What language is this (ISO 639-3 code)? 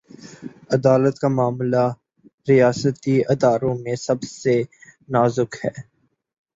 urd